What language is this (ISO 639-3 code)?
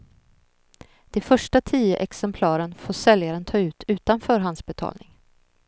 swe